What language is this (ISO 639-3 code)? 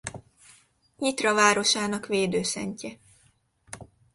hun